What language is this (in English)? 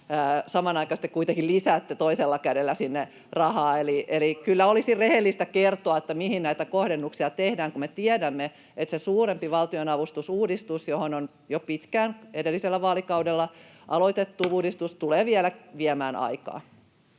Finnish